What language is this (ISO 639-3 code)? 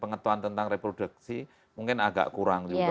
ind